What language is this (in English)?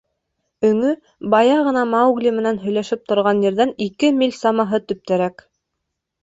Bashkir